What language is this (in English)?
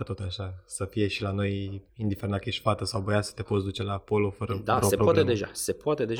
Romanian